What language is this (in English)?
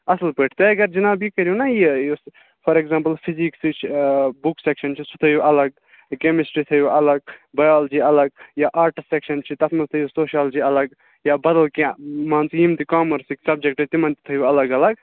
Kashmiri